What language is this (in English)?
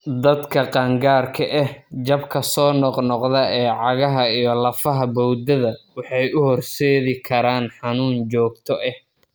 Somali